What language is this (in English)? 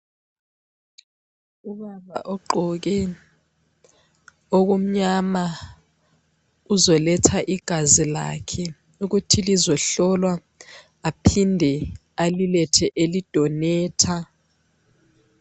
North Ndebele